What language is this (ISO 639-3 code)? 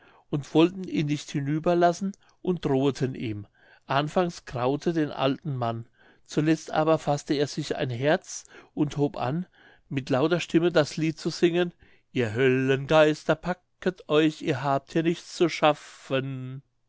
deu